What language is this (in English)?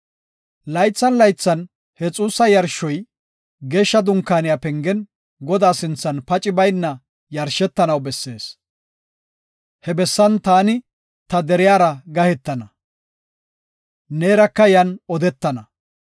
Gofa